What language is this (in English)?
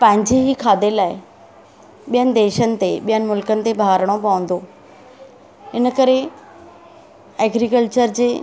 Sindhi